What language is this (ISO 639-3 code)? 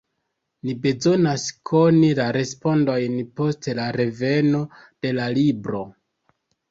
epo